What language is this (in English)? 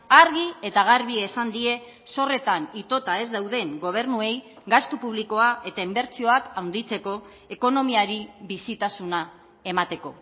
Basque